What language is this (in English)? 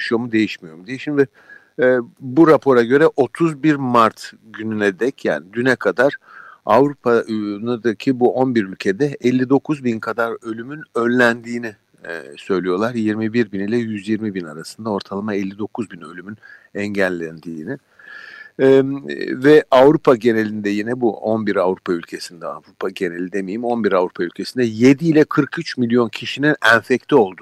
Turkish